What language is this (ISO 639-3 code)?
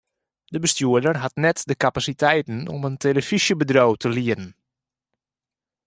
fry